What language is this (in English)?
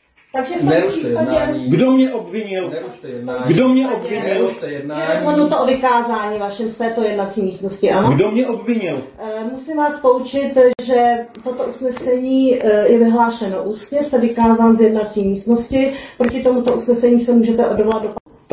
Czech